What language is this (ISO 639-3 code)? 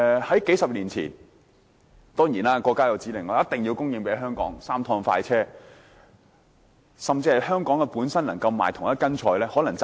yue